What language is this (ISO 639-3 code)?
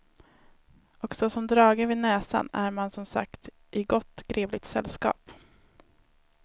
swe